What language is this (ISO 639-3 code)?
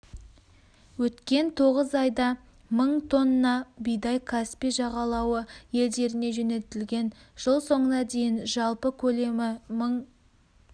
kaz